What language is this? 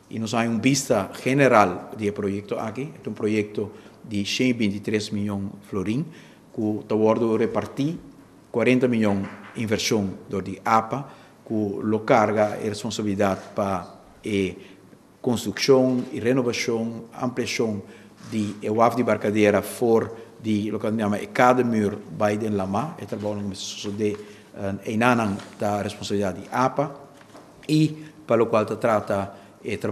Italian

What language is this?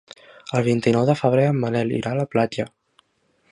Catalan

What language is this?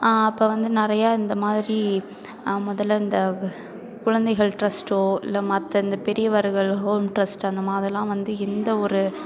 Tamil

